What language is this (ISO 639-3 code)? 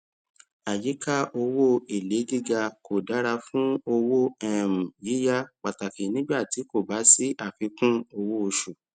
yor